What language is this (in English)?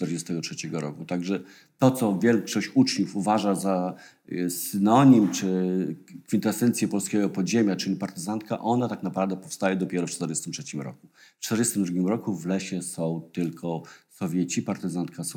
Polish